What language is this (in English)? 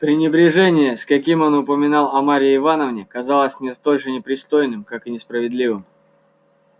Russian